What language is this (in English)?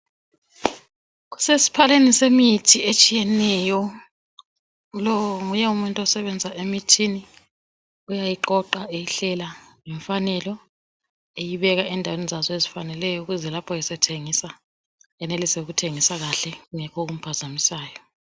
North Ndebele